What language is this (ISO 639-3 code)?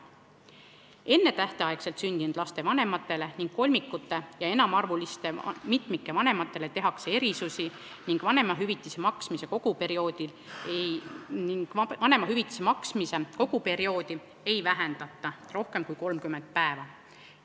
est